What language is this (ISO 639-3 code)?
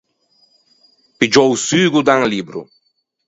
lij